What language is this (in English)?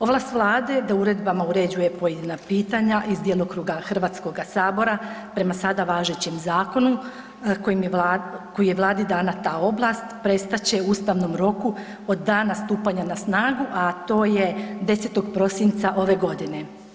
Croatian